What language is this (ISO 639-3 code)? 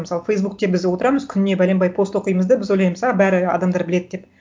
kaz